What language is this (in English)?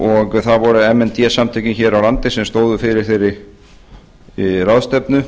Icelandic